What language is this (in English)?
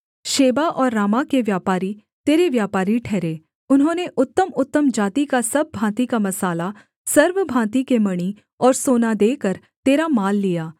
Hindi